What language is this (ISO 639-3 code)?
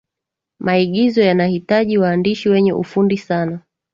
swa